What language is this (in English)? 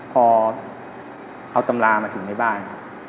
Thai